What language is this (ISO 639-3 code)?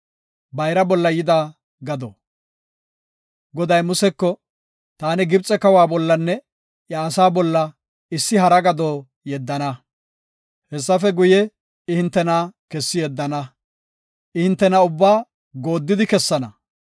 gof